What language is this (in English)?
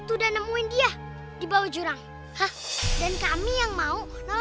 Indonesian